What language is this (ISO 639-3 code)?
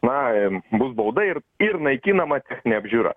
lit